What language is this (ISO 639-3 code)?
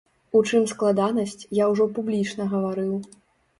bel